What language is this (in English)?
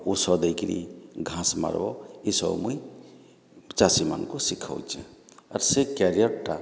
Odia